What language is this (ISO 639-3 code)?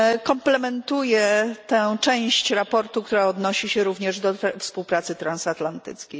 pol